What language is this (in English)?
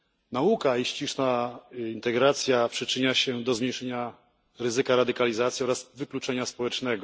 Polish